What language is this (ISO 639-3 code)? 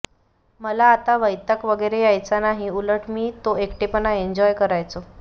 mar